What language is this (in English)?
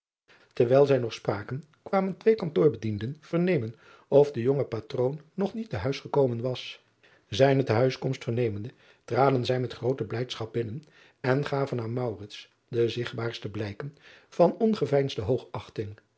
Dutch